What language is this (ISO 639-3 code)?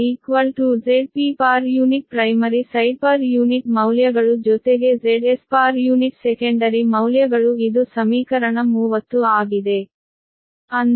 kan